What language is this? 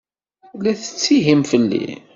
Kabyle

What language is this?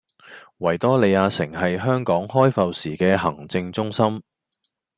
Cantonese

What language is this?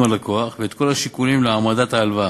Hebrew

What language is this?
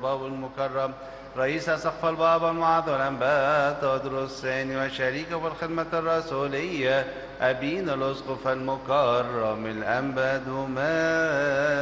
Arabic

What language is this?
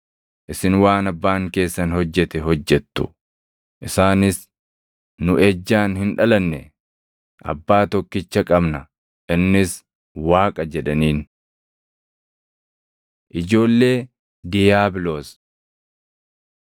Oromo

